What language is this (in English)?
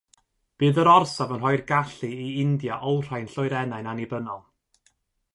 Welsh